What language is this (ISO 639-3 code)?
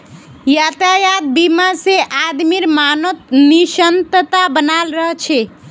mag